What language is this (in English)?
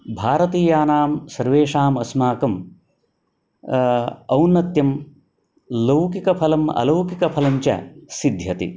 Sanskrit